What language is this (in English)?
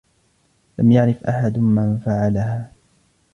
Arabic